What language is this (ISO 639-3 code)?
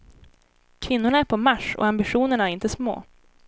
swe